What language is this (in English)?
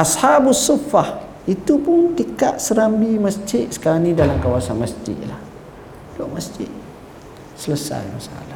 Malay